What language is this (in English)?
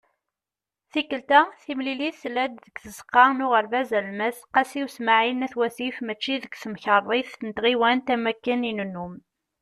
Kabyle